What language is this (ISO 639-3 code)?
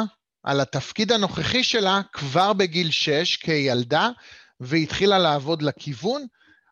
heb